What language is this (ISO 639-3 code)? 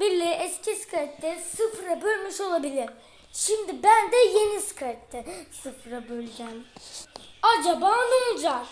tur